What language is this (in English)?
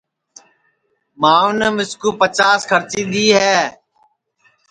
Sansi